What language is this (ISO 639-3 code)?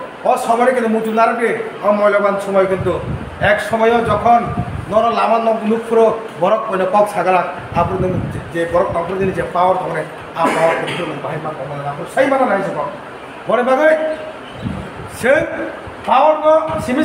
ind